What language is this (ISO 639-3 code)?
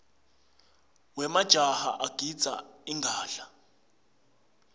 ssw